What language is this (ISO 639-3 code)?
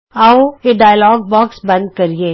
pan